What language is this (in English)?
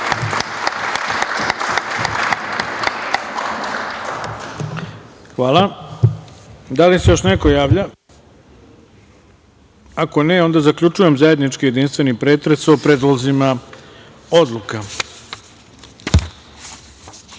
Serbian